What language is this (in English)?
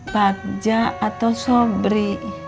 Indonesian